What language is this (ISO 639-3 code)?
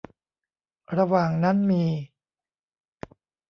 tha